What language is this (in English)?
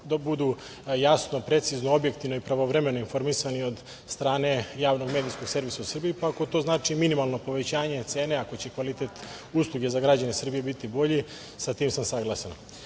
Serbian